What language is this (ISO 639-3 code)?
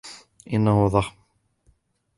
ara